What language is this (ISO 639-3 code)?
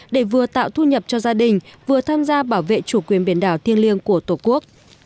vie